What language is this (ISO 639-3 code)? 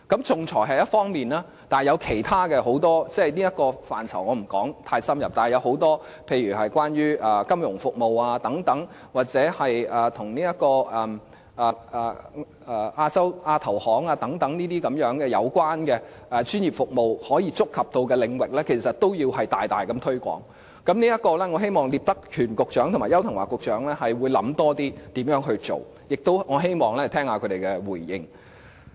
yue